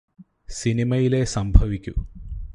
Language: Malayalam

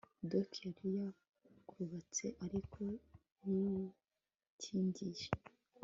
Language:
Kinyarwanda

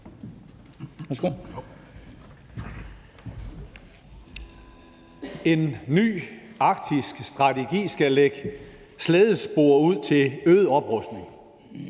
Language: Danish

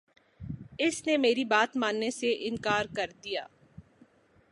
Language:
Urdu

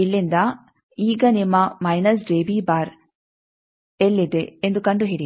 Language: Kannada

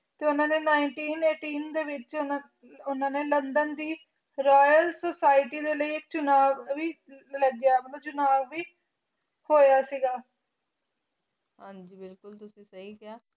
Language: Punjabi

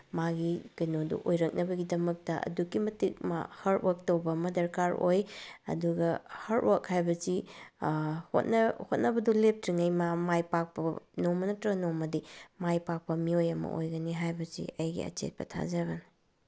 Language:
Manipuri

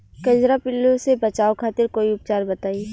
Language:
Bhojpuri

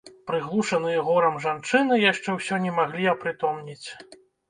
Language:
Belarusian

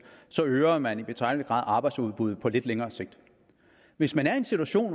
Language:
Danish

